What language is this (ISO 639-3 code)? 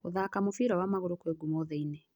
kik